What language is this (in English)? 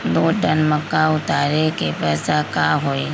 Magahi